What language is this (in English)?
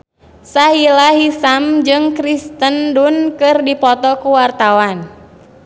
Sundanese